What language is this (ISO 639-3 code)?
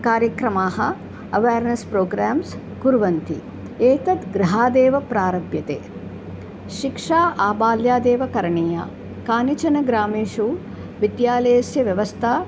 san